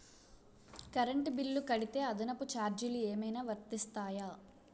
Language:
Telugu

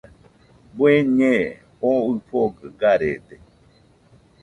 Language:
Nüpode Huitoto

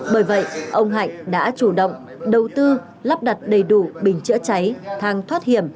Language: Vietnamese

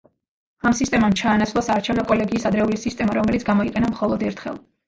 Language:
Georgian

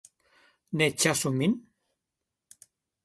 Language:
Esperanto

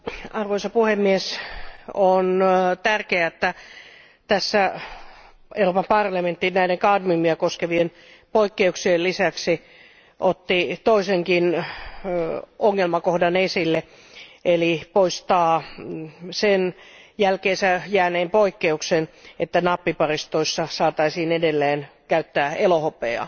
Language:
Finnish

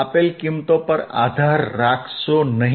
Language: Gujarati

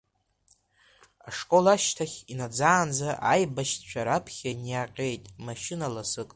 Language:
Abkhazian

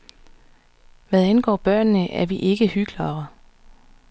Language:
Danish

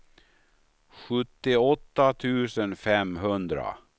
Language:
Swedish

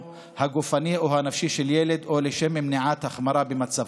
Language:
Hebrew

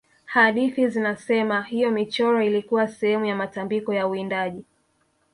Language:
Swahili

